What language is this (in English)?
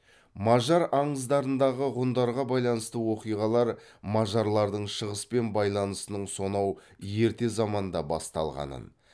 Kazakh